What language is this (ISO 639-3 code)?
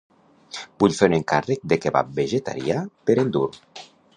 cat